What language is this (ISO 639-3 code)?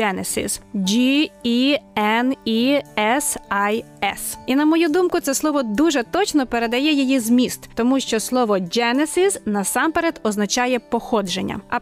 ukr